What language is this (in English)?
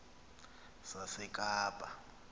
Xhosa